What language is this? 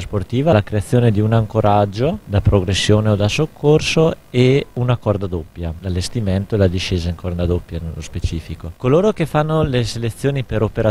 Italian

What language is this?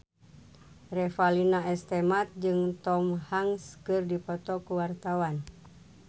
Sundanese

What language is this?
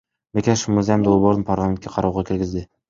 Kyrgyz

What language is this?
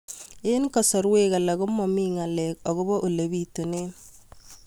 Kalenjin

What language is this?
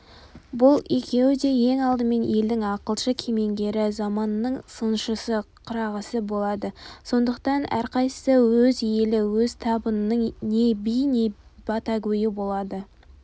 Kazakh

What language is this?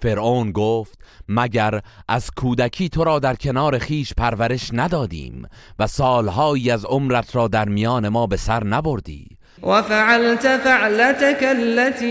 Persian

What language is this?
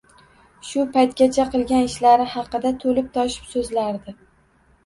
Uzbek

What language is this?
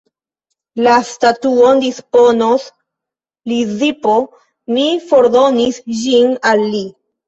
Esperanto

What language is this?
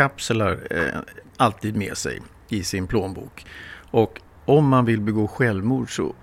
Swedish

